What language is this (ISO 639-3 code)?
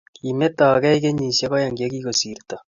kln